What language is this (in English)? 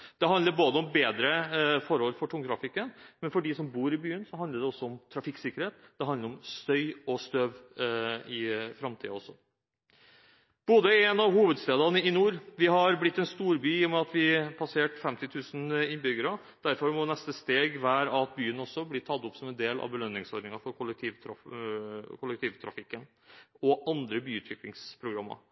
Norwegian Bokmål